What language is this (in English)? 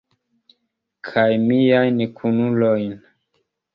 Esperanto